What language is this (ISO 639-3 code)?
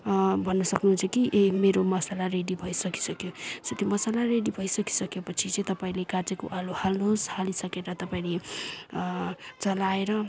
nep